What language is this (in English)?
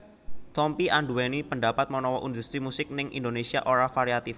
Javanese